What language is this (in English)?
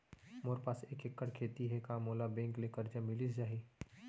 Chhattisgarhi